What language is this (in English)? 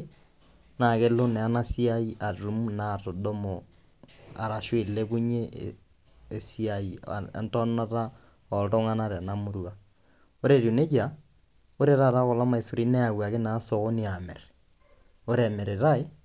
Masai